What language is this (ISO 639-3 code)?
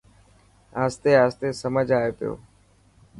mki